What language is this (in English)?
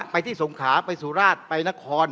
Thai